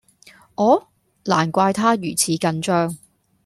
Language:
Cantonese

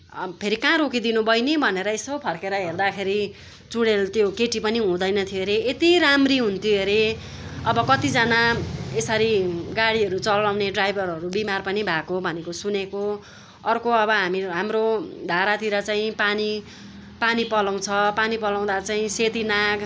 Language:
Nepali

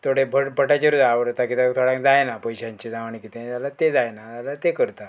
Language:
Konkani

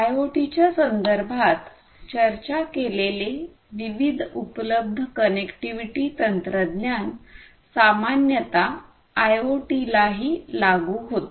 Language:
Marathi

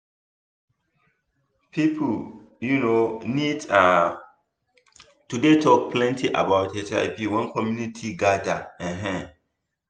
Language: Nigerian Pidgin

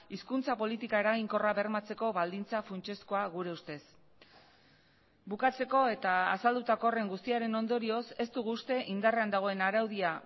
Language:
Basque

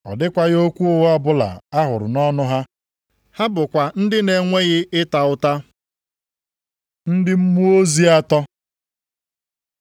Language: Igbo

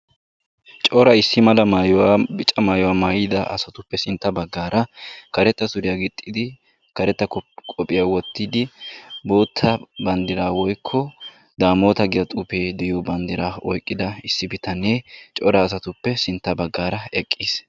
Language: Wolaytta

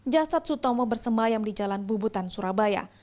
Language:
Indonesian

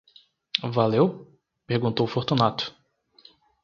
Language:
Portuguese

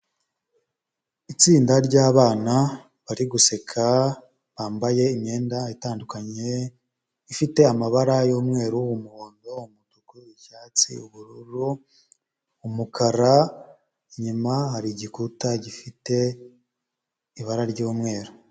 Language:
Kinyarwanda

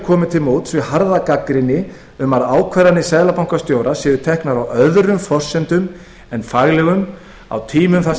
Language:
Icelandic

